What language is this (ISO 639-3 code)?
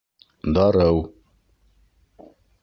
bak